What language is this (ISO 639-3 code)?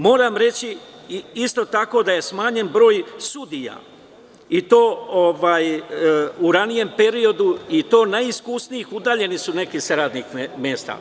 srp